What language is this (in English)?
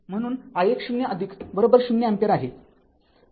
Marathi